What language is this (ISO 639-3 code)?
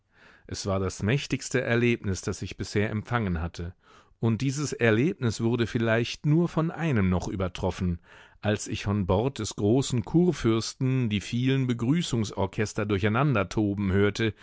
deu